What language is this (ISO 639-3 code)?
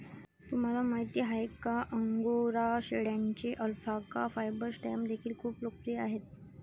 mar